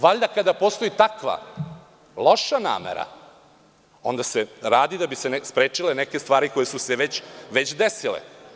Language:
Serbian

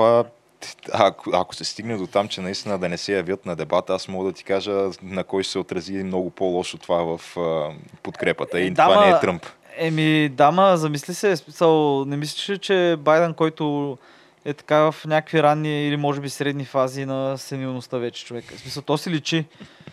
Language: Bulgarian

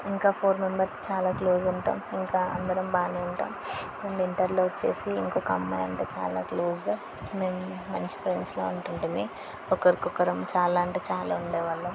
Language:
Telugu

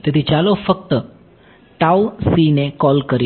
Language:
Gujarati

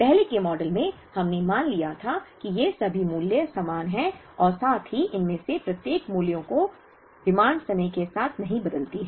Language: Hindi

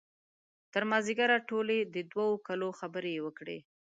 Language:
Pashto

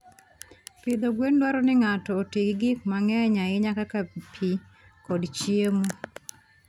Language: Luo (Kenya and Tanzania)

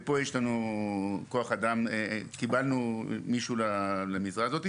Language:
Hebrew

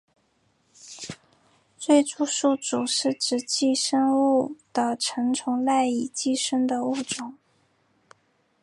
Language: Chinese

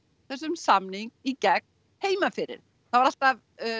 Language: Icelandic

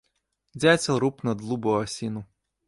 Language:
Belarusian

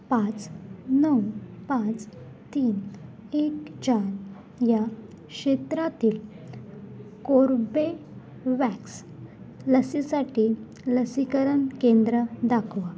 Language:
Marathi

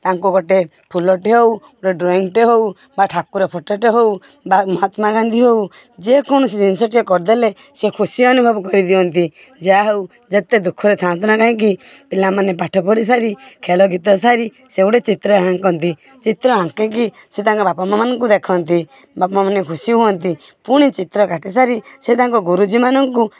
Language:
Odia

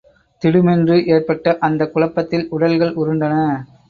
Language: Tamil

